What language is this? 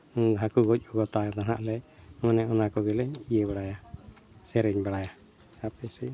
Santali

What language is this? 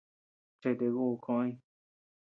Tepeuxila Cuicatec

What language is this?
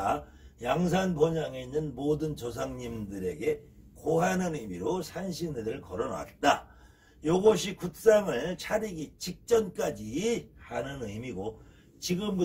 Korean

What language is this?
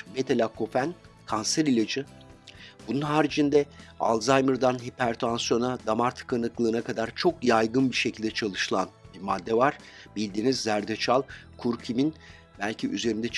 Turkish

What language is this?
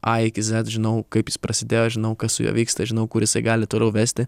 Lithuanian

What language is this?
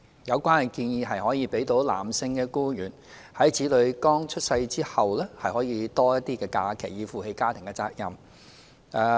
Cantonese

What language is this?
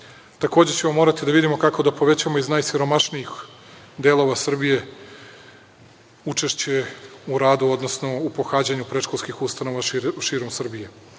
Serbian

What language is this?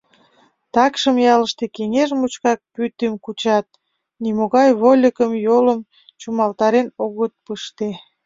Mari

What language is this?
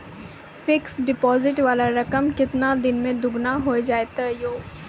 Maithili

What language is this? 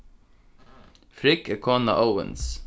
Faroese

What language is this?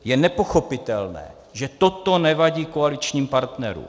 Czech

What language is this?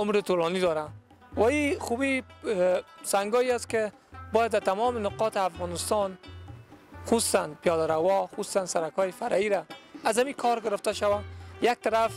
Arabic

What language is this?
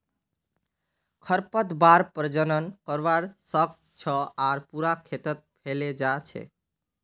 Magahi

